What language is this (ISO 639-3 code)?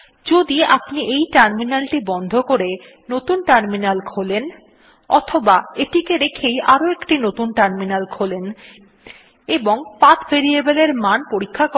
ben